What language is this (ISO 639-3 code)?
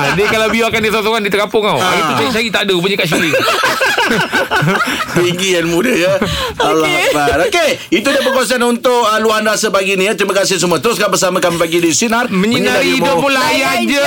msa